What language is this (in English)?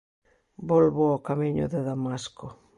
Galician